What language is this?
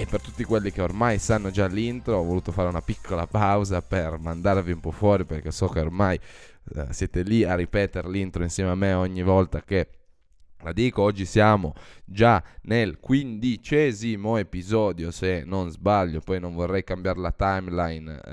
Italian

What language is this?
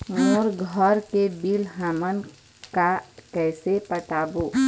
Chhattisgarhi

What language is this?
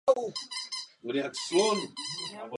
Czech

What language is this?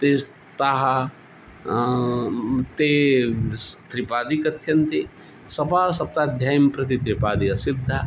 Sanskrit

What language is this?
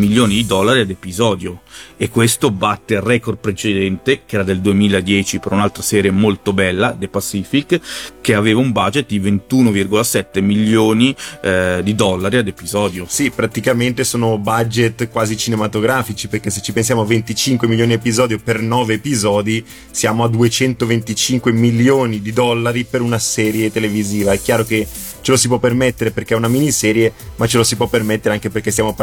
Italian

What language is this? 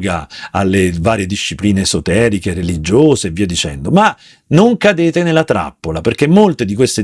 Italian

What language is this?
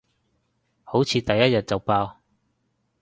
Cantonese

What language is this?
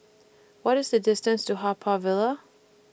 English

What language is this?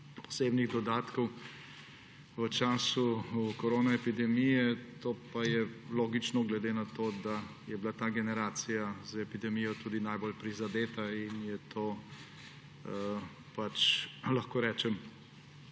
Slovenian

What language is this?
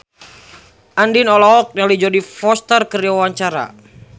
Sundanese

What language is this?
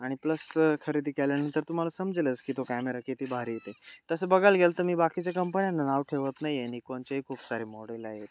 Marathi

